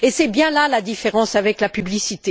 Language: French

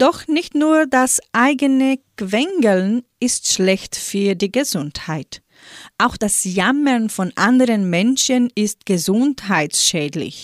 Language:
German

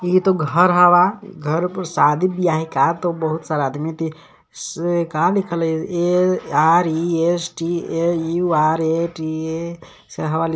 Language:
Magahi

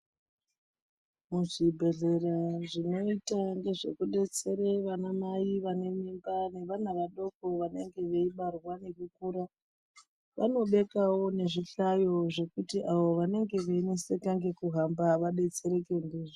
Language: Ndau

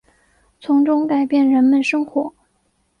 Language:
Chinese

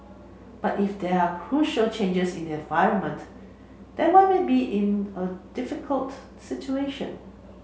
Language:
English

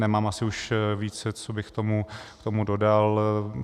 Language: Czech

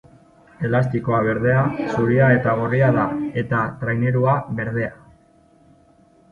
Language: Basque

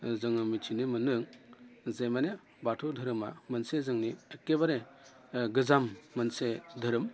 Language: Bodo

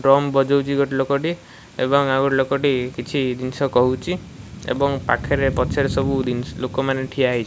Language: Odia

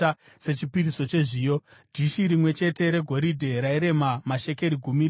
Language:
Shona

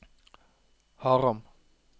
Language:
Norwegian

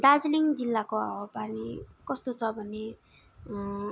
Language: Nepali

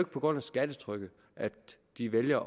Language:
Danish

